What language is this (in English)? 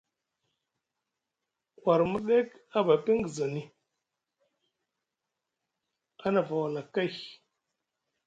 Musgu